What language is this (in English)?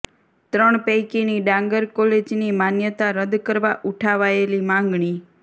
Gujarati